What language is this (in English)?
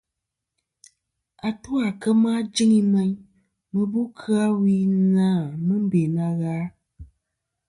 Kom